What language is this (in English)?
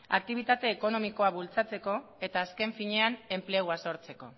Basque